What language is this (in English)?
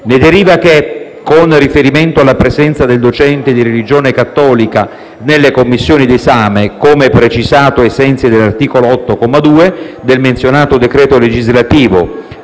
Italian